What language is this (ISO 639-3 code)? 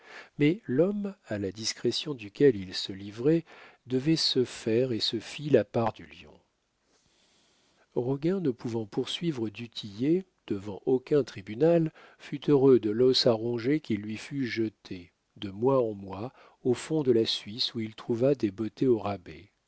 fra